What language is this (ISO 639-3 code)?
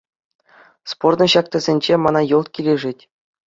chv